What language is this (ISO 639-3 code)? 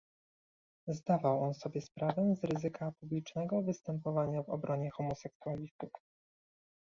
pol